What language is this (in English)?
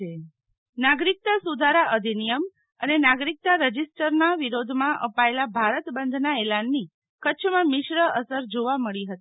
Gujarati